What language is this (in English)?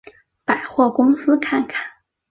Chinese